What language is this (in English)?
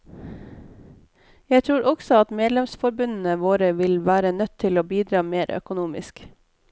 Norwegian